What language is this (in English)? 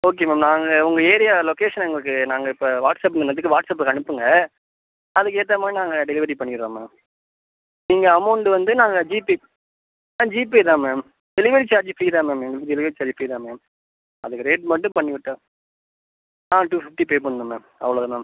Tamil